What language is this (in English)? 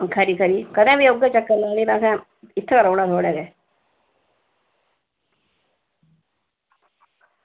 Dogri